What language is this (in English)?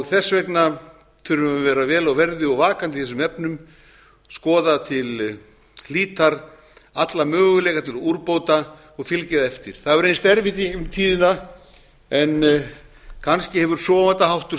Icelandic